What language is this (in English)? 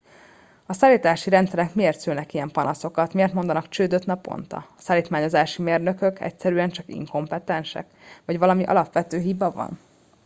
Hungarian